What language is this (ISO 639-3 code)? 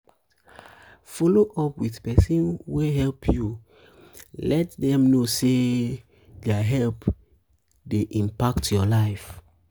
pcm